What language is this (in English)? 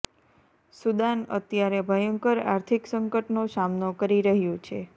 Gujarati